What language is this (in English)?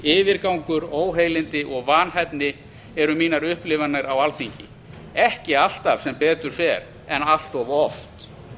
Icelandic